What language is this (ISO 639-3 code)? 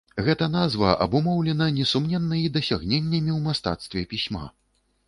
bel